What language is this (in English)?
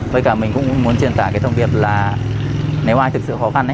Vietnamese